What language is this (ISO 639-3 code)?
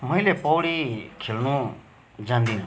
nep